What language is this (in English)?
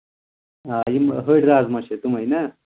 Kashmiri